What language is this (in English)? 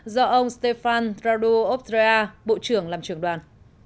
Vietnamese